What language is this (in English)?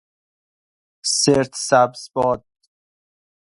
Persian